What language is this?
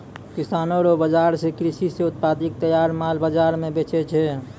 Maithili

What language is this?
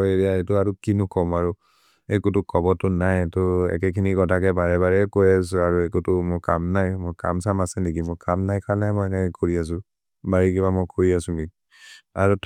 Maria (India)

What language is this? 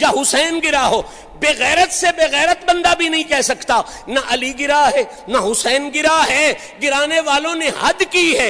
Urdu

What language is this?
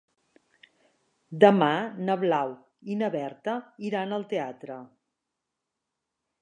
Catalan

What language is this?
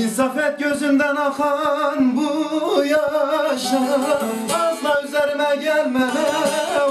Turkish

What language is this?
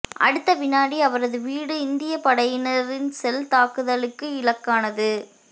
Tamil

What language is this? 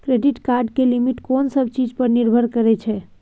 Maithili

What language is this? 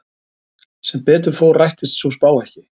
Icelandic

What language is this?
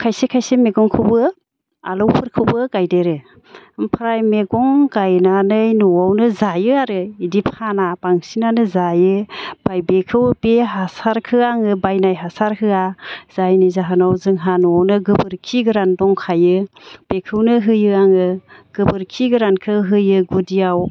Bodo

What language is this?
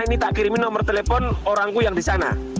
Indonesian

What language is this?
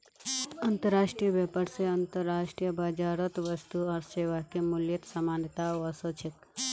Magahi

